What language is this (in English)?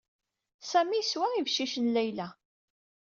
Kabyle